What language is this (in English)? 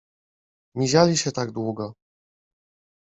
Polish